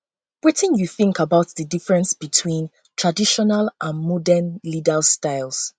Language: Nigerian Pidgin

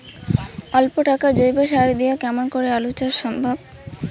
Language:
Bangla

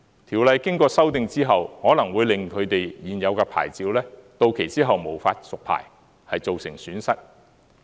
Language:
Cantonese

